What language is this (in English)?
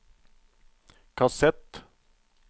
Norwegian